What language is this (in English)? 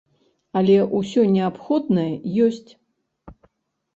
Belarusian